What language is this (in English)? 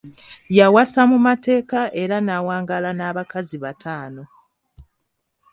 Ganda